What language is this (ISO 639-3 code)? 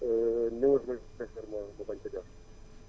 wol